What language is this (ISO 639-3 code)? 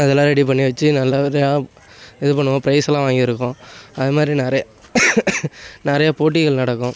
tam